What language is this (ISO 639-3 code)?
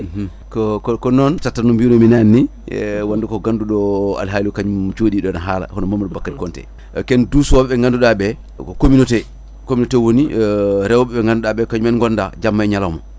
ful